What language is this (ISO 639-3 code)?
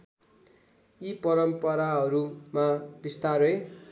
nep